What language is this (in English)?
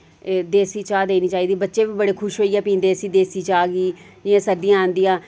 Dogri